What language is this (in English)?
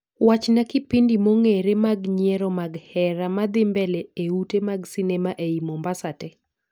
Luo (Kenya and Tanzania)